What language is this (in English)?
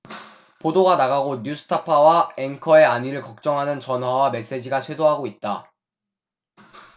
Korean